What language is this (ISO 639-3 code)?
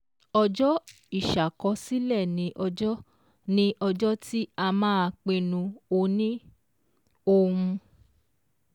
yor